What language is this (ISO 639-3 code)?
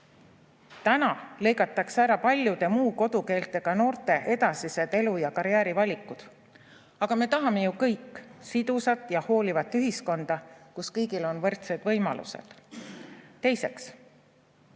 est